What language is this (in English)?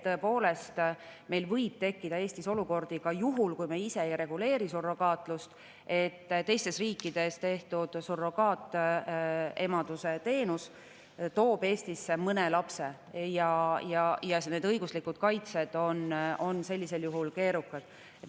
Estonian